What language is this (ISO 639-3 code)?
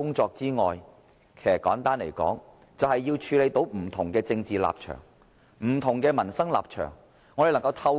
yue